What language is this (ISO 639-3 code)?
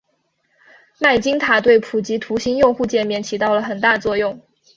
zho